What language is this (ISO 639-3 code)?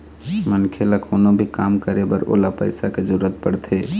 hne